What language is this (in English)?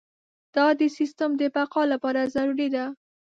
Pashto